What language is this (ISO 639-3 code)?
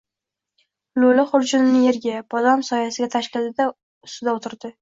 uzb